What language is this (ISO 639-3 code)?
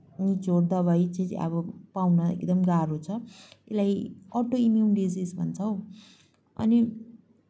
nep